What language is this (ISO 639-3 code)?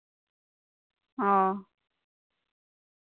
sat